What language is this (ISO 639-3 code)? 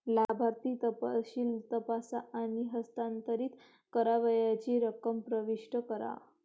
mar